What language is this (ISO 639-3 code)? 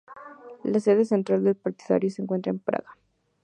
spa